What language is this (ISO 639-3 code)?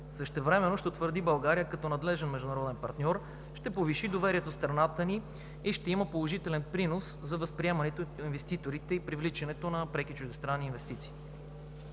bul